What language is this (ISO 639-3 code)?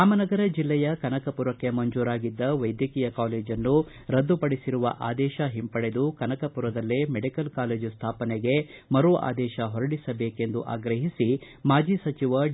kan